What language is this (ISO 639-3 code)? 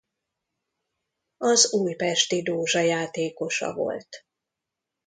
hun